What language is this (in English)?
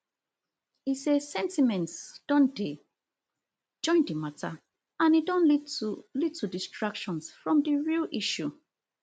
Nigerian Pidgin